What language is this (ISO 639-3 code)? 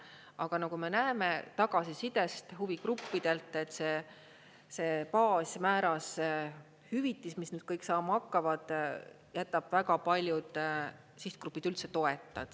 est